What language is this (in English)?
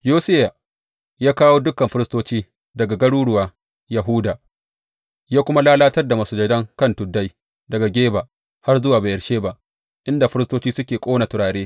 Hausa